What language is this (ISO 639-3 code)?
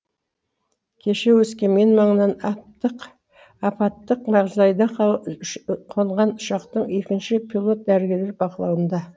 kaz